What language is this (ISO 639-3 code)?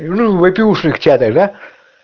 rus